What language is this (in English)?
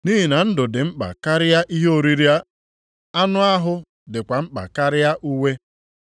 Igbo